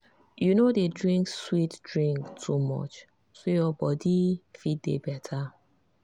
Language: Nigerian Pidgin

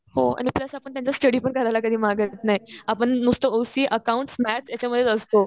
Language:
Marathi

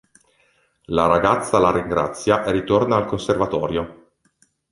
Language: Italian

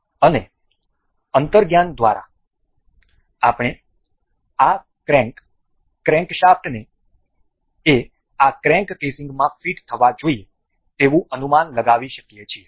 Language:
Gujarati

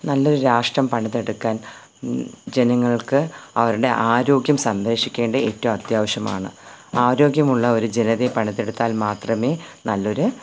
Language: Malayalam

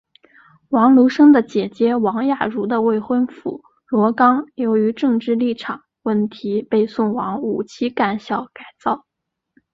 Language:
Chinese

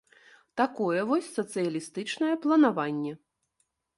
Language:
Belarusian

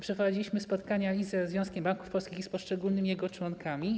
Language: Polish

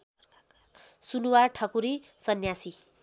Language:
Nepali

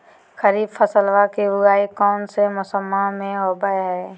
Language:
Magahi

